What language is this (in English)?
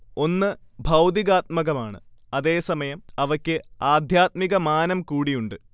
Malayalam